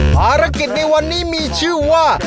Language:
Thai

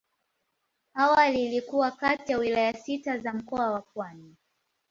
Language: Swahili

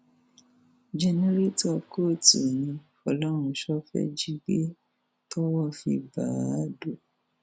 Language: Yoruba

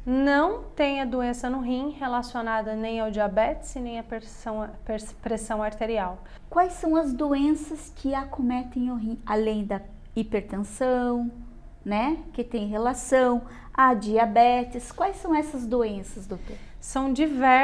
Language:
Portuguese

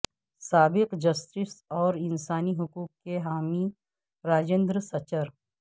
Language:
Urdu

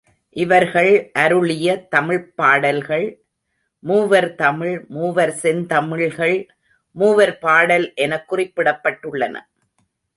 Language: Tamil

